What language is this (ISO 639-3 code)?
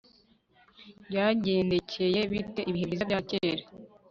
kin